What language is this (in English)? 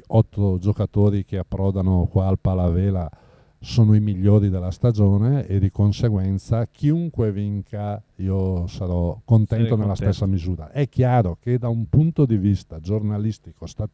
Italian